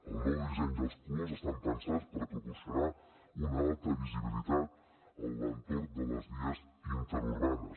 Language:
Catalan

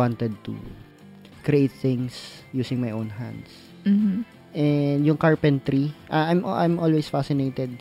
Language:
Filipino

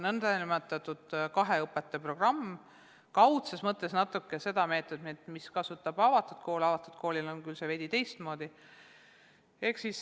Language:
Estonian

